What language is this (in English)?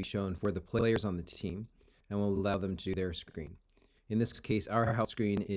English